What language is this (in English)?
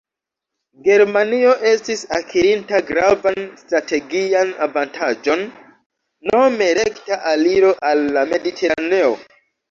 Esperanto